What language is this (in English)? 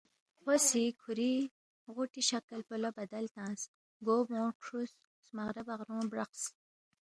Balti